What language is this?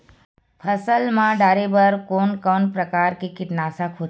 Chhattisgarhi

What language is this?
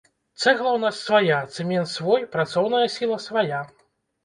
Belarusian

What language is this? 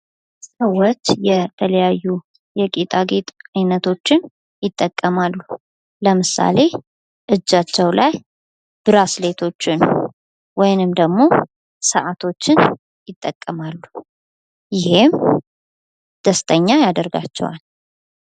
Amharic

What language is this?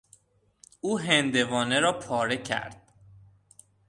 Persian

